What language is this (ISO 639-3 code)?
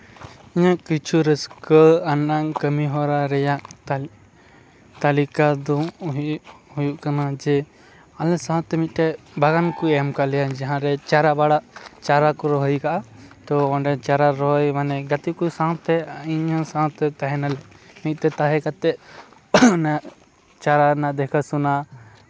sat